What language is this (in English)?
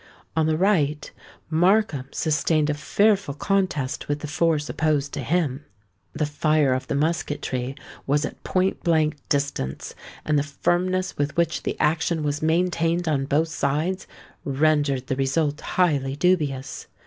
English